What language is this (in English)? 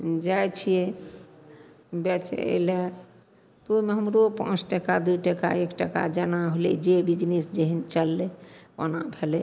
Maithili